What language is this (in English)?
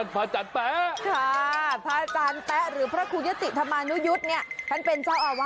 Thai